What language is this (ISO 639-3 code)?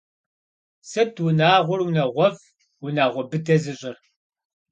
kbd